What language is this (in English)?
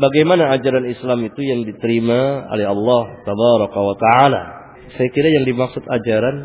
Malay